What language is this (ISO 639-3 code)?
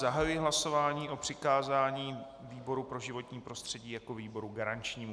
ces